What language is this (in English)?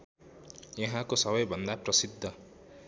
Nepali